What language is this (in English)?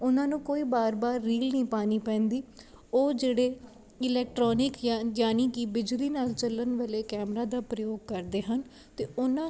Punjabi